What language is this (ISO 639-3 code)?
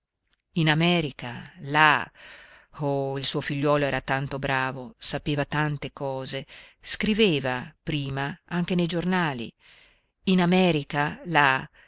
ita